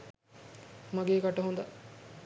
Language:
Sinhala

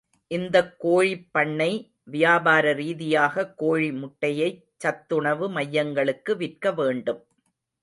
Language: Tamil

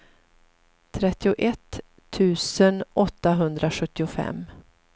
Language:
Swedish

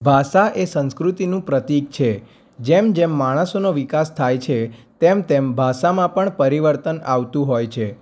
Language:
Gujarati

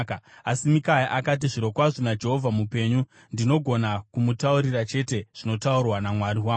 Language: Shona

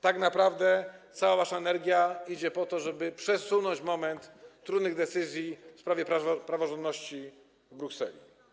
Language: Polish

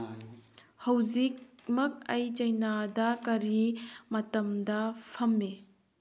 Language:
Manipuri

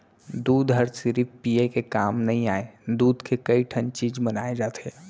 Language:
Chhattisgarhi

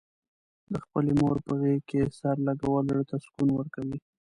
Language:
Pashto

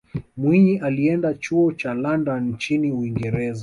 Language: Swahili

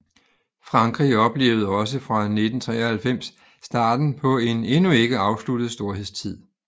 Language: Danish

